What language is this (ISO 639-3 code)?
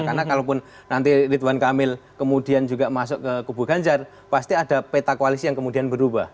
ind